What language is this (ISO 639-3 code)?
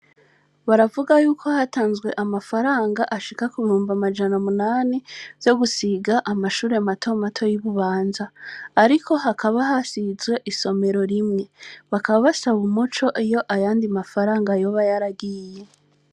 run